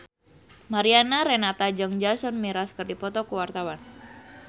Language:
Sundanese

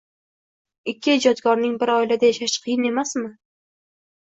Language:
Uzbek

